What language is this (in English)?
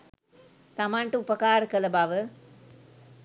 Sinhala